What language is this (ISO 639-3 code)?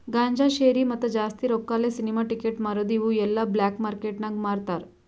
kan